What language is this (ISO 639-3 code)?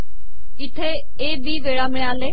mar